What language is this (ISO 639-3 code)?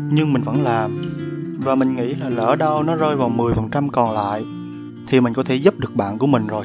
vie